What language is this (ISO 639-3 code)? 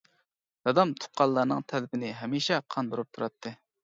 uig